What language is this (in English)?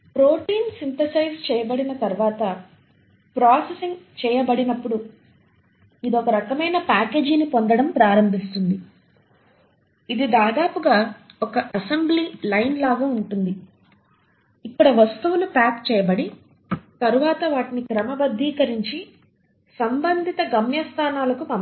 Telugu